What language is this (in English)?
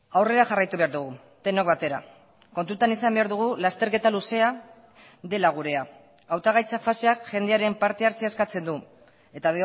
Basque